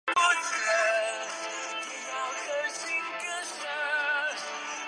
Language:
Chinese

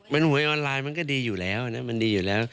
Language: Thai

